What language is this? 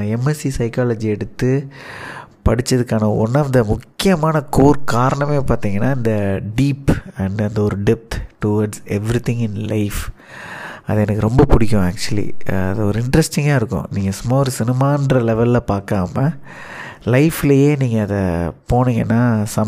Tamil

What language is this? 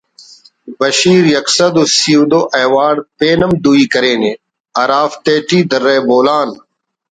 Brahui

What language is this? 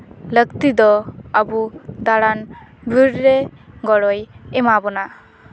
Santali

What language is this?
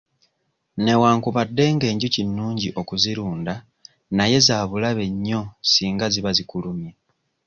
Ganda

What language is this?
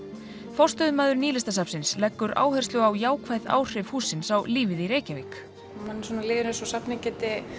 Icelandic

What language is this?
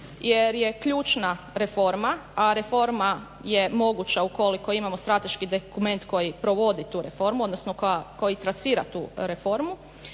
Croatian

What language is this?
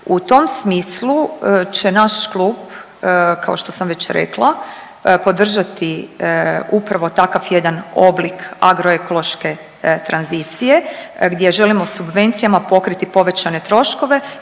Croatian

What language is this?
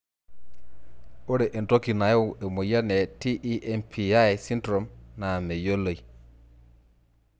Masai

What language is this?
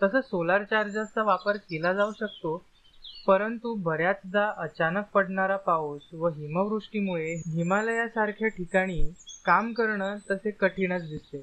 Marathi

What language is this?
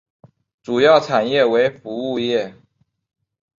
Chinese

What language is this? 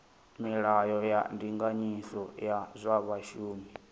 Venda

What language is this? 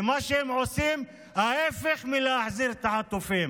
Hebrew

